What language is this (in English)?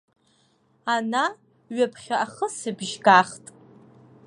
Abkhazian